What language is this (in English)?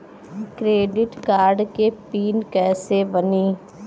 Bhojpuri